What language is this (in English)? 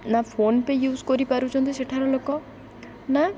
Odia